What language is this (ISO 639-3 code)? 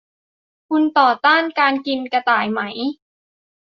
tha